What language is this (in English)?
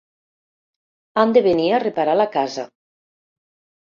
Catalan